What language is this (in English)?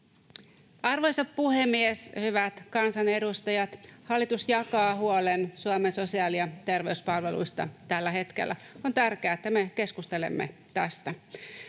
Finnish